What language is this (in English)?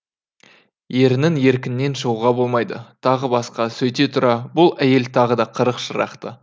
Kazakh